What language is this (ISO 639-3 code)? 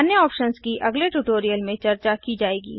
hin